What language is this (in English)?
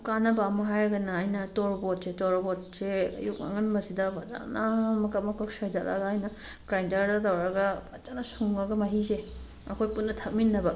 Manipuri